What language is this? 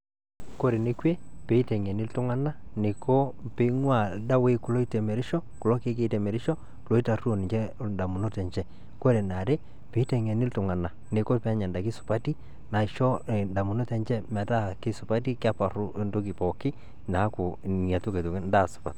Masai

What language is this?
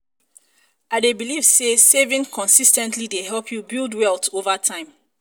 Nigerian Pidgin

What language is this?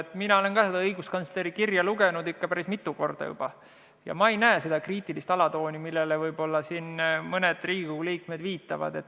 Estonian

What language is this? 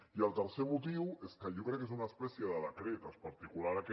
Catalan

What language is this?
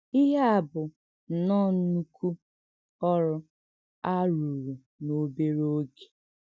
Igbo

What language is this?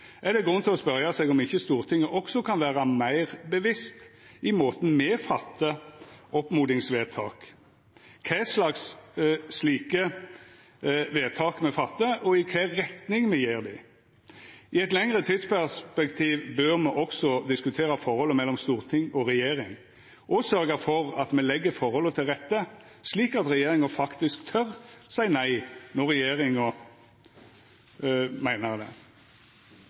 Norwegian Nynorsk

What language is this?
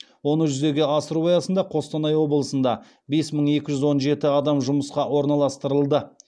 Kazakh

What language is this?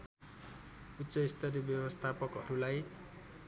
Nepali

